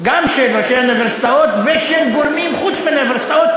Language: Hebrew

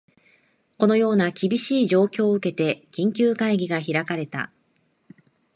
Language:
Japanese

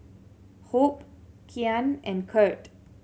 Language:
English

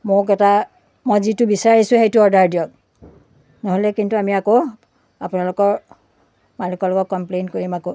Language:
Assamese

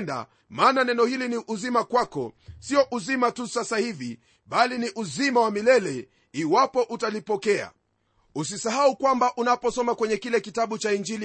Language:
Swahili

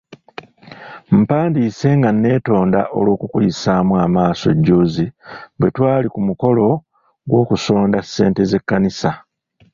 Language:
Ganda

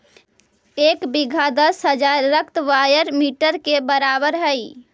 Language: Magahi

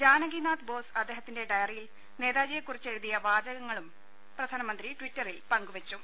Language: Malayalam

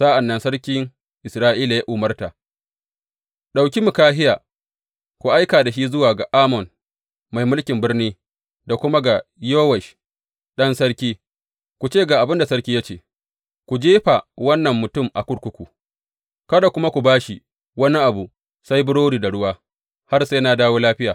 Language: Hausa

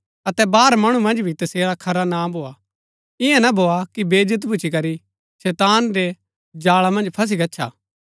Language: Gaddi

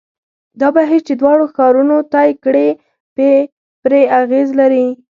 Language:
Pashto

